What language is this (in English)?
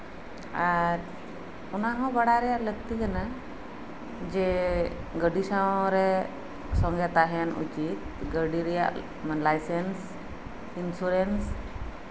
Santali